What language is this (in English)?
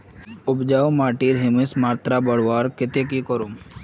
Magahi